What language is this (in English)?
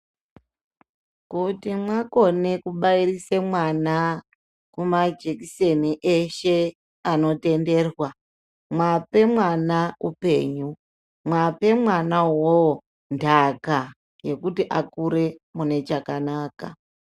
Ndau